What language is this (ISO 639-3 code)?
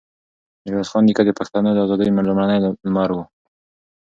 pus